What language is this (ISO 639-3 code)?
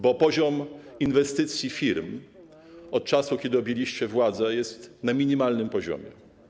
pol